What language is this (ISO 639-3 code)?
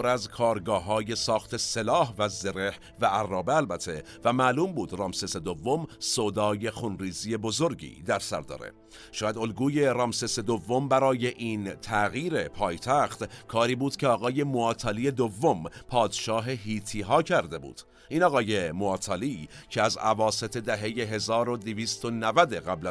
fas